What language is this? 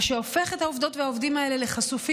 Hebrew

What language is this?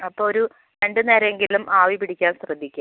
Malayalam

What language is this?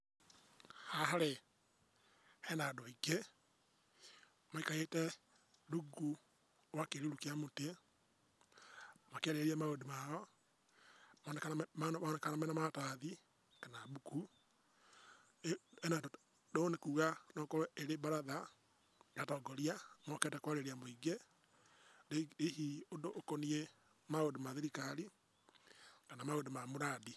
Kikuyu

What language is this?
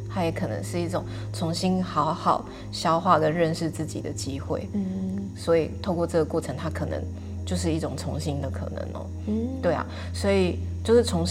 Chinese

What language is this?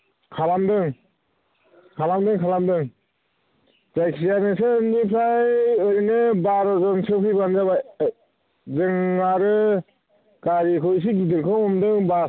Bodo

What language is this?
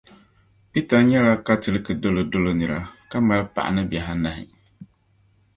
Dagbani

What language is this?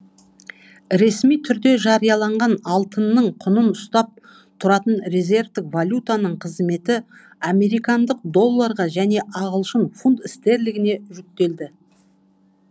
Kazakh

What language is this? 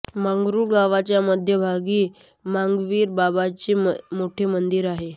Marathi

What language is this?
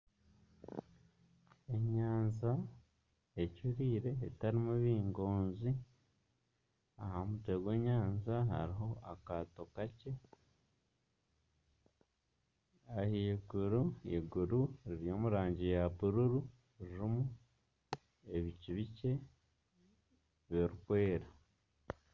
Nyankole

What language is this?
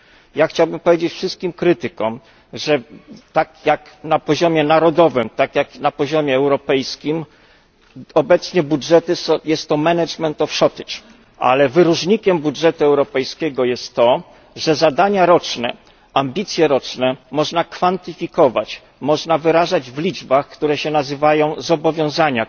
Polish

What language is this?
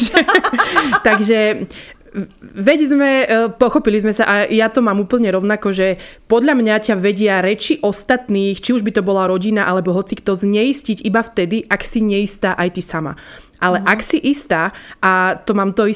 Slovak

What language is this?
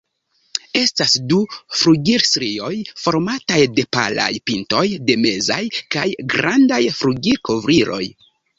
Esperanto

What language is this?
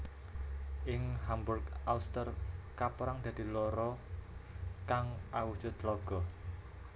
Javanese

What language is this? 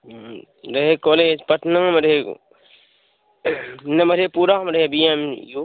Maithili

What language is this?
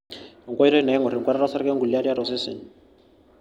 Masai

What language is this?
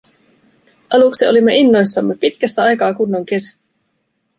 Finnish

